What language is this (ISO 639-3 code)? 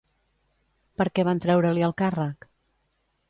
cat